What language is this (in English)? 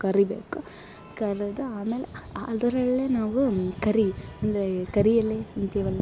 Kannada